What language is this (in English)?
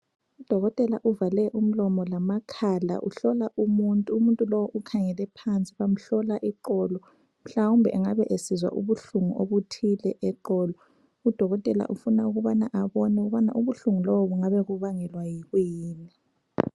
North Ndebele